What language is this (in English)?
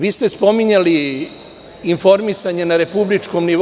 Serbian